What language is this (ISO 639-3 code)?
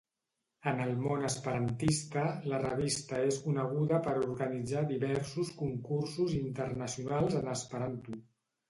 cat